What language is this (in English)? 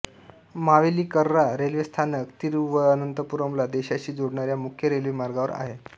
Marathi